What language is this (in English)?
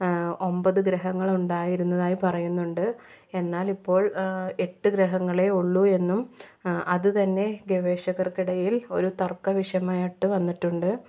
Malayalam